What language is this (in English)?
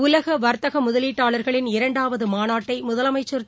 Tamil